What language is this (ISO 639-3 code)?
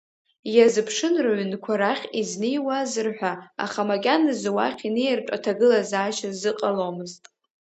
abk